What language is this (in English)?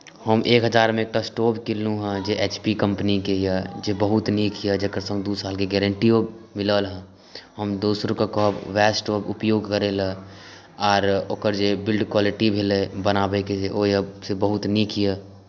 Maithili